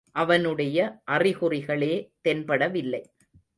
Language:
Tamil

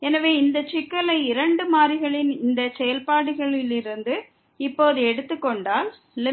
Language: Tamil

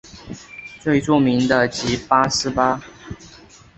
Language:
Chinese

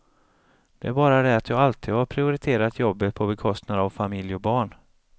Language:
Swedish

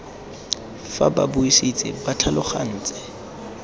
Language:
Tswana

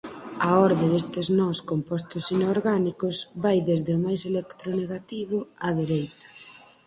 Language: Galician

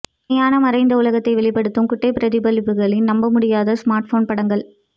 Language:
Tamil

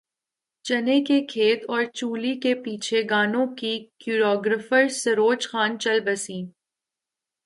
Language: Urdu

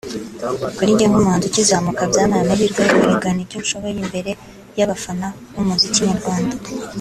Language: Kinyarwanda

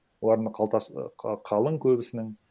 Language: Kazakh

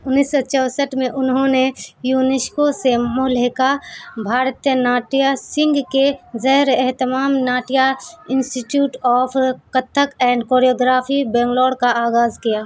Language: Urdu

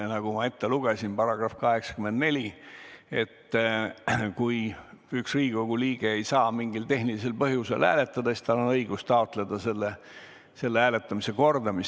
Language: Estonian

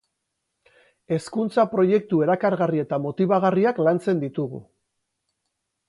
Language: Basque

